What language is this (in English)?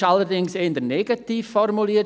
Swiss German